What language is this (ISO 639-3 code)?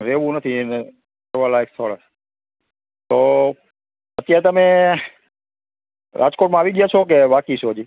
guj